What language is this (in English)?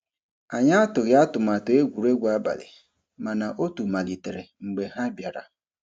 Igbo